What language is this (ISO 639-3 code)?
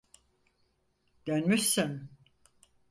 tur